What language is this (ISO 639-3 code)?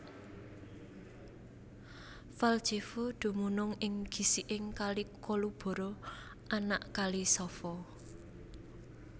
jav